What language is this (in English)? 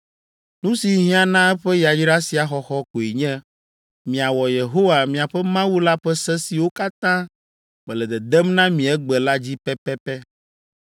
Ewe